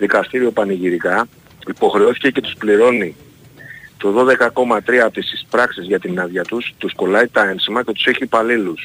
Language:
Greek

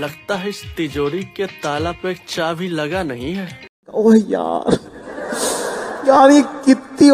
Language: Hindi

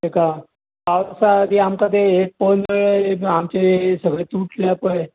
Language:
Konkani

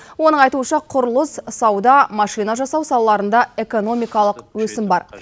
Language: Kazakh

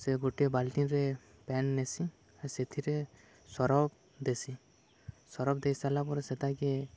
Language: Odia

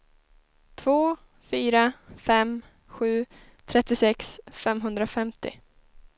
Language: Swedish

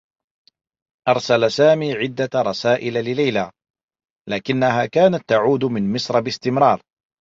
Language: Arabic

